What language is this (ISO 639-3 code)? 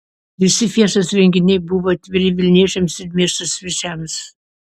lit